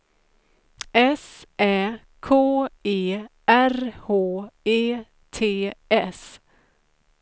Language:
Swedish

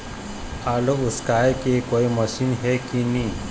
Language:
Chhattisgarhi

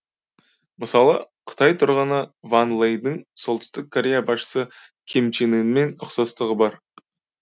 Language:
Kazakh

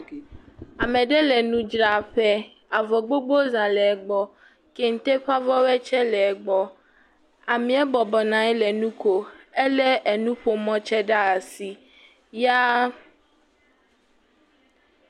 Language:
Ewe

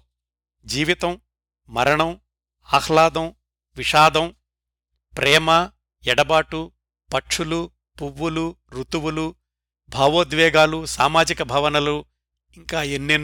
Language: Telugu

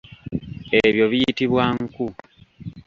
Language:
Ganda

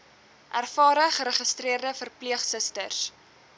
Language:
Afrikaans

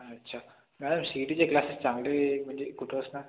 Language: Marathi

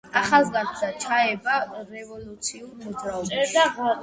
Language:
Georgian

